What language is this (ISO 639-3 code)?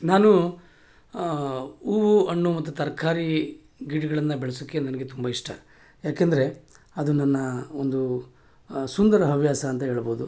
kan